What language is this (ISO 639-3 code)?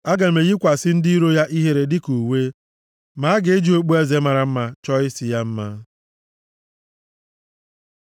ibo